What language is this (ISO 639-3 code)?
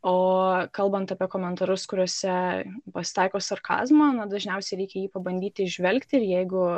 lit